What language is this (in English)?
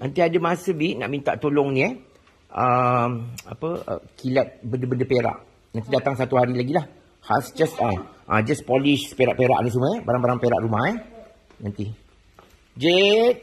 Malay